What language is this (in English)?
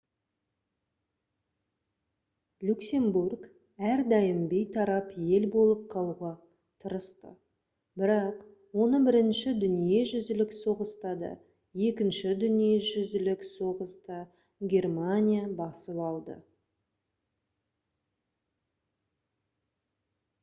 Kazakh